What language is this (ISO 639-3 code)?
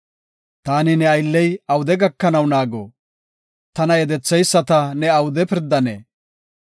gof